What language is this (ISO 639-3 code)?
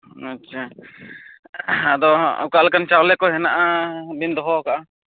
sat